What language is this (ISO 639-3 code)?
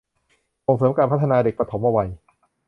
tha